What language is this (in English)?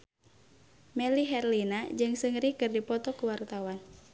Sundanese